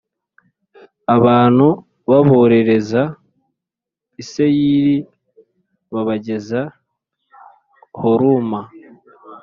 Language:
Kinyarwanda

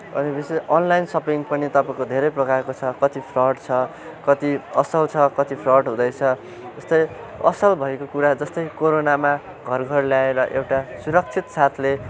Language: Nepali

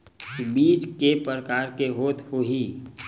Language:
Chhattisgarhi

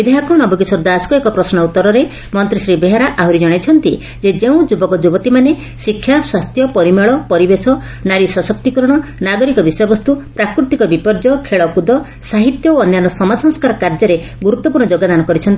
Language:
Odia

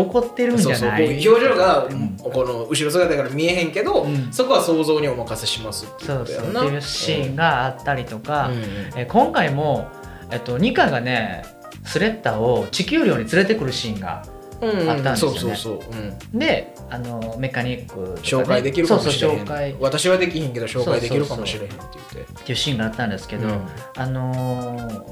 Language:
Japanese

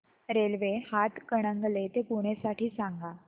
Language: Marathi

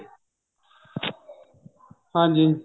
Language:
Punjabi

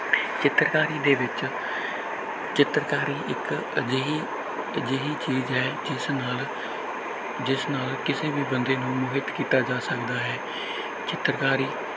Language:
Punjabi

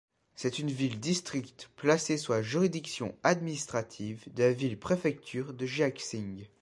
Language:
French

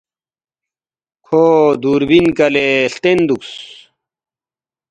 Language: Balti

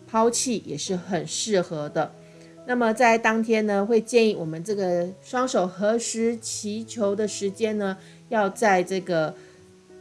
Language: Chinese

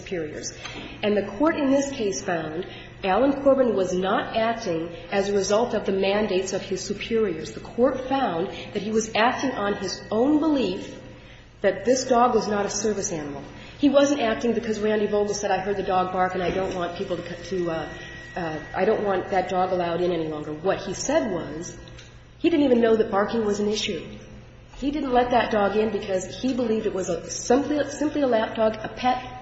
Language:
English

